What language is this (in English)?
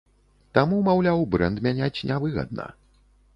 Belarusian